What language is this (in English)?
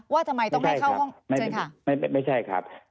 Thai